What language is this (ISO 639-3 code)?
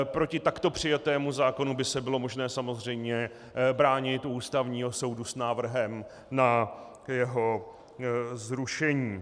ces